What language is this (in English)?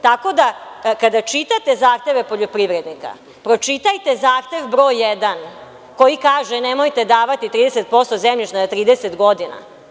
Serbian